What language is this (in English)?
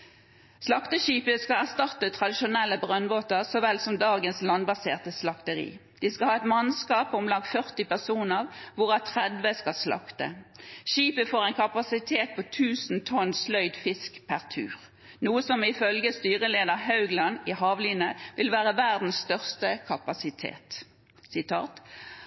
Norwegian Bokmål